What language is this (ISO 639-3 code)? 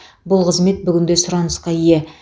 kaz